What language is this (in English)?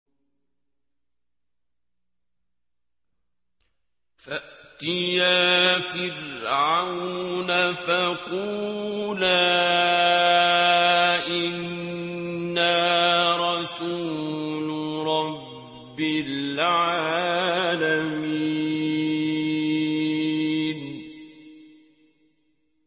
Arabic